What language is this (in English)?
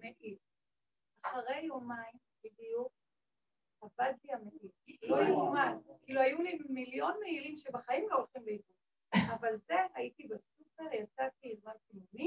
Hebrew